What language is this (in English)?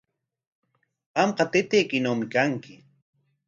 Corongo Ancash Quechua